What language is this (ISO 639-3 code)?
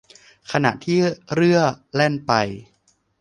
tha